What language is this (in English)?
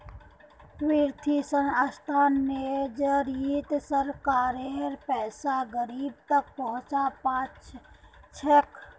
Magahi